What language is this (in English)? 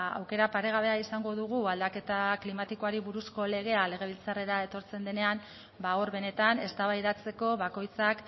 Basque